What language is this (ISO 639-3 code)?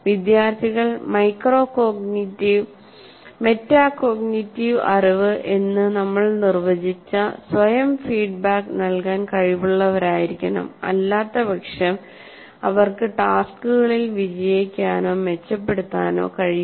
mal